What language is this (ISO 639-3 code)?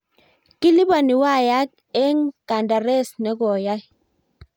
kln